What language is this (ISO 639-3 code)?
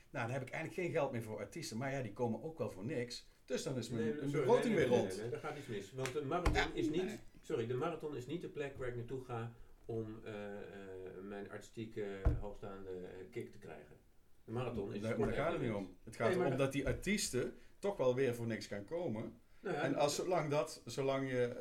nld